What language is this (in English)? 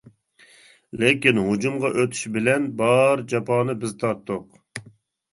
Uyghur